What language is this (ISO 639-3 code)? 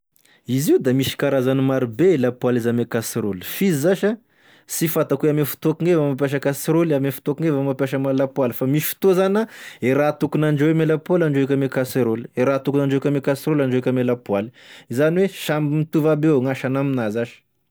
tkg